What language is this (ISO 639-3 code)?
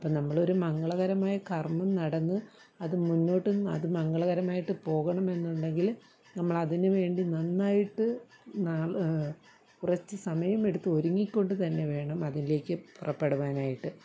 mal